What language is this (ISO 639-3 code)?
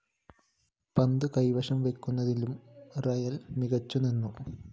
mal